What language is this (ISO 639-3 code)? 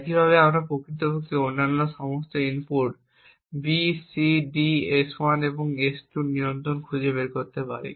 ben